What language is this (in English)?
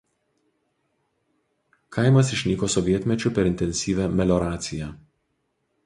Lithuanian